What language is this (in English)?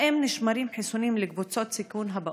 Hebrew